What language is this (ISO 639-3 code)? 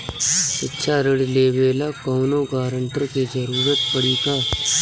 bho